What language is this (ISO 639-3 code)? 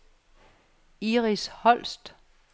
dan